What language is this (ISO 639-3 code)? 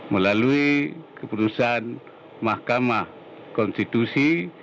ind